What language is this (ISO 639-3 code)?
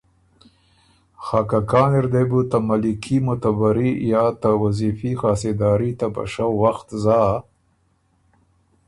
oru